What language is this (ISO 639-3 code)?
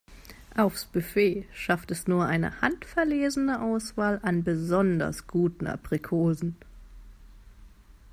deu